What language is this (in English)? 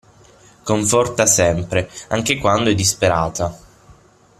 Italian